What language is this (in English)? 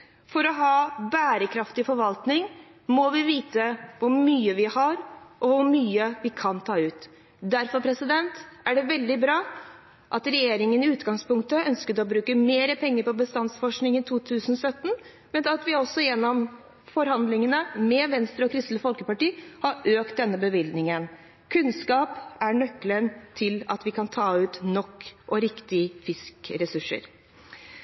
Norwegian Bokmål